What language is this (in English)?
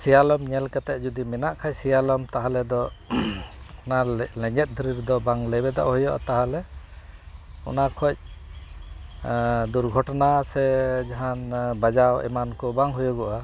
Santali